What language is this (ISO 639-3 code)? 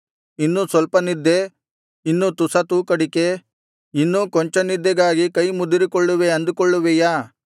kan